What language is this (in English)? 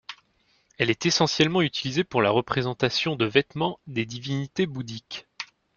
French